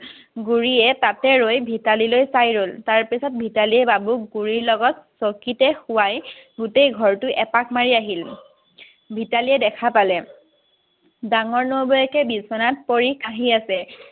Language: Assamese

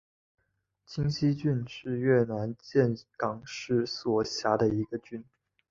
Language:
Chinese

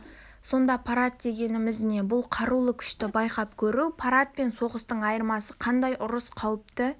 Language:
Kazakh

